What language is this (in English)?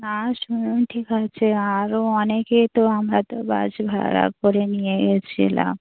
Bangla